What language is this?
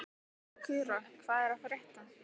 Icelandic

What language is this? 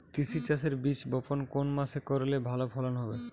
Bangla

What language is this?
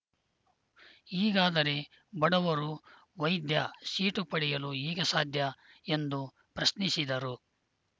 Kannada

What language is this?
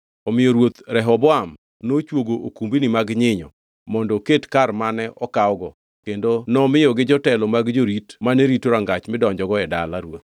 Luo (Kenya and Tanzania)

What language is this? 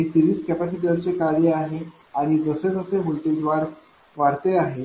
Marathi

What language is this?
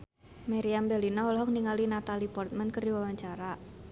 Sundanese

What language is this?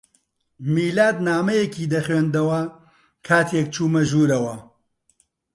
Central Kurdish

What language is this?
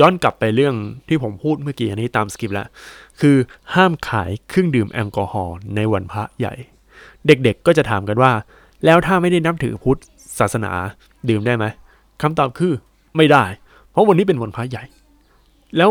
Thai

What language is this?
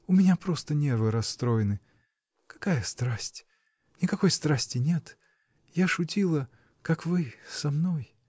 Russian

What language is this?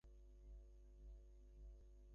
Bangla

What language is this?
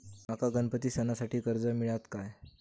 Marathi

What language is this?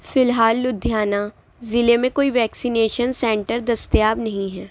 Urdu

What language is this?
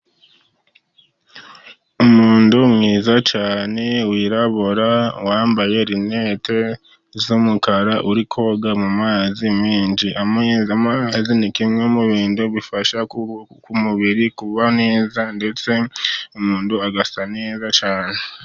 Kinyarwanda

